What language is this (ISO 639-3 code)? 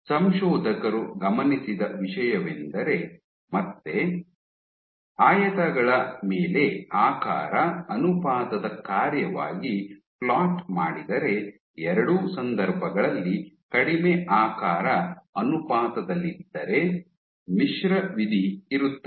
kan